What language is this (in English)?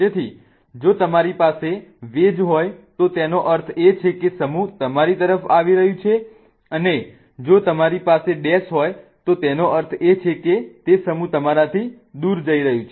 Gujarati